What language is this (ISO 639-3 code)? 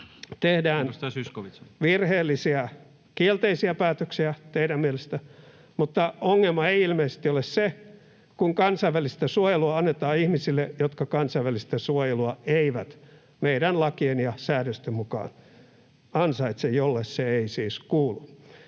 fin